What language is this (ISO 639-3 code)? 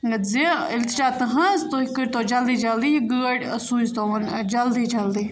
kas